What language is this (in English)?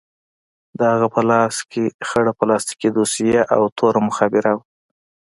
Pashto